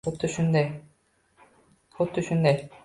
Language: Uzbek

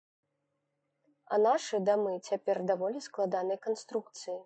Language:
Belarusian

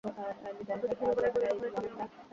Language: Bangla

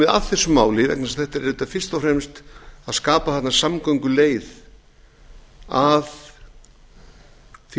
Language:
Icelandic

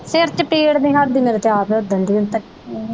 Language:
Punjabi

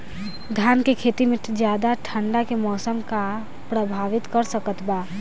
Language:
Bhojpuri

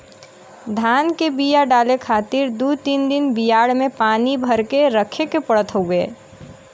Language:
Bhojpuri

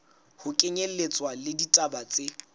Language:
Southern Sotho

